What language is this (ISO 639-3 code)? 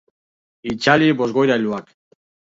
eus